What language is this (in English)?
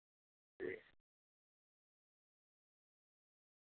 Urdu